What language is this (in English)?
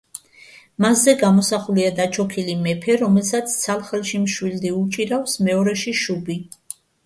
Georgian